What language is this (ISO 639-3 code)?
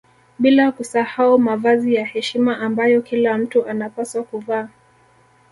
swa